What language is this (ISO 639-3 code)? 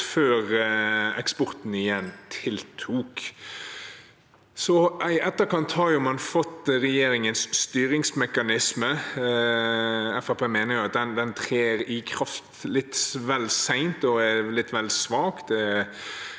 nor